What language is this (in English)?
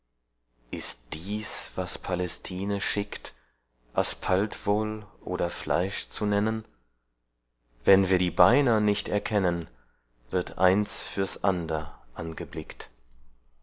German